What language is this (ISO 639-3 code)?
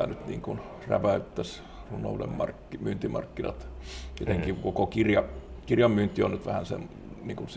fin